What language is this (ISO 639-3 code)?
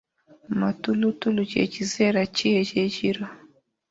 lug